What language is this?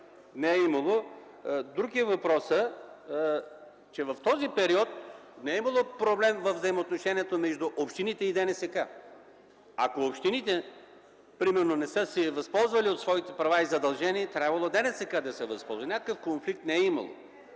Bulgarian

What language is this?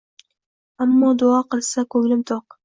Uzbek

